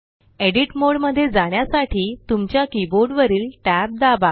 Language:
Marathi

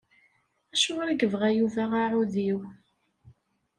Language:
Kabyle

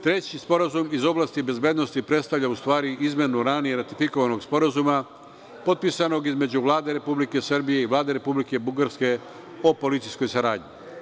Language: Serbian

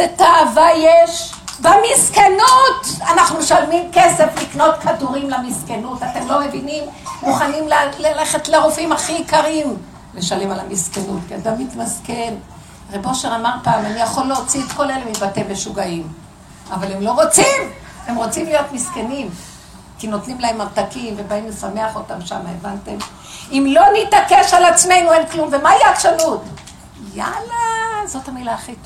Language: Hebrew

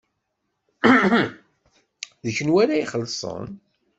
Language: Kabyle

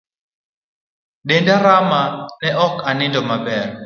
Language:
Luo (Kenya and Tanzania)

